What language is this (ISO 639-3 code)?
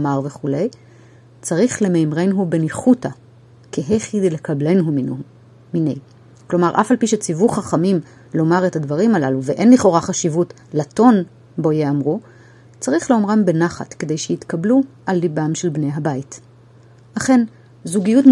heb